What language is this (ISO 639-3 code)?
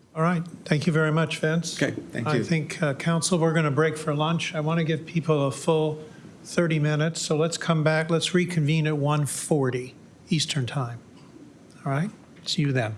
eng